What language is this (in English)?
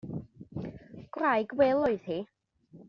Welsh